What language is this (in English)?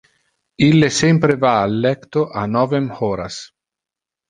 Interlingua